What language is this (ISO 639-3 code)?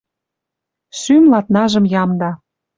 mrj